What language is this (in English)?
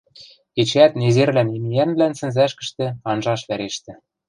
Western Mari